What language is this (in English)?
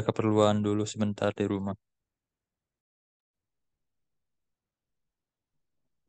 Indonesian